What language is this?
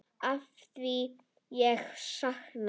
Icelandic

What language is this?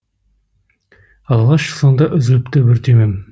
Kazakh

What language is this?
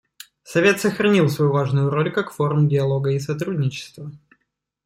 Russian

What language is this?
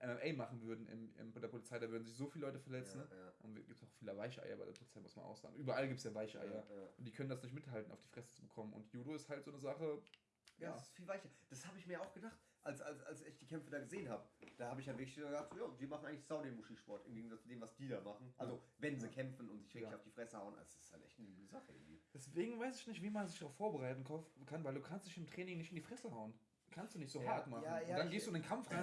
German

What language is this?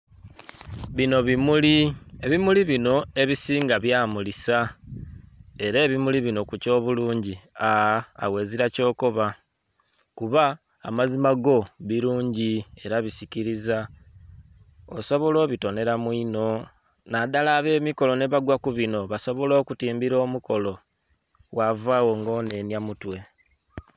Soga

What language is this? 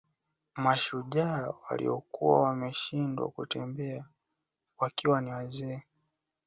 Swahili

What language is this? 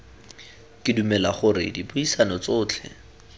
Tswana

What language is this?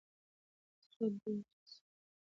Pashto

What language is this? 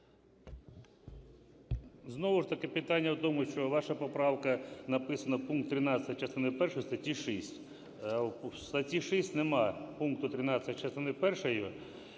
Ukrainian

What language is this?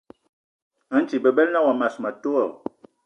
Eton (Cameroon)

